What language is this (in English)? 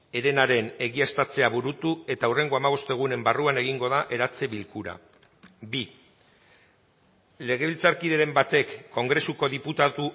Basque